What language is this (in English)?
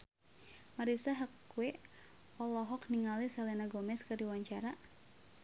Sundanese